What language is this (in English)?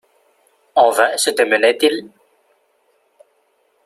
French